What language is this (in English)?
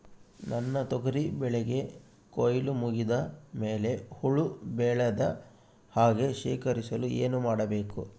Kannada